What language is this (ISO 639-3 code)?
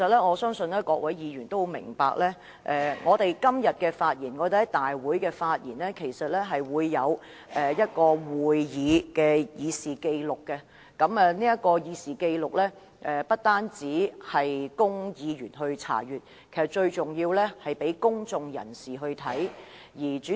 yue